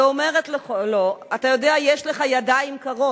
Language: Hebrew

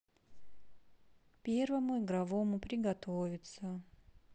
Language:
Russian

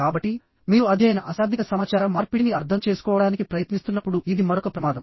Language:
Telugu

